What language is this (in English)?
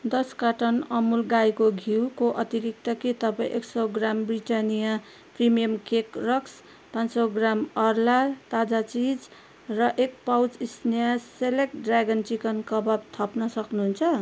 Nepali